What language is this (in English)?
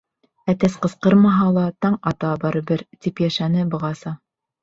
Bashkir